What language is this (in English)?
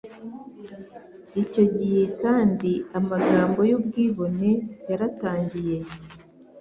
Kinyarwanda